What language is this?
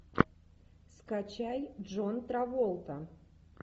Russian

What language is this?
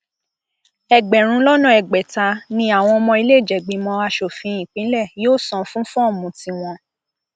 Yoruba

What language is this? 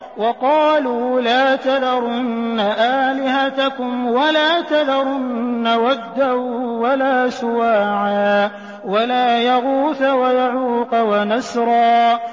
Arabic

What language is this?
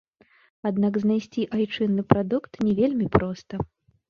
Belarusian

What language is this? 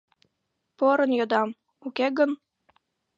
Mari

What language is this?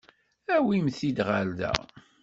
Kabyle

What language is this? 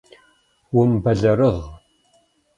Kabardian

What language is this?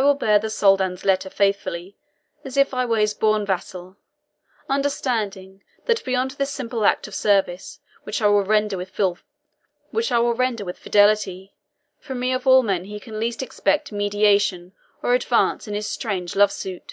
English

